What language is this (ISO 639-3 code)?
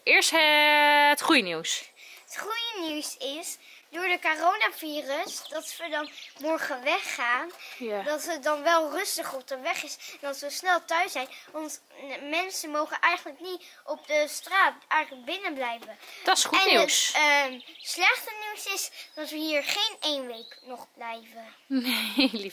nld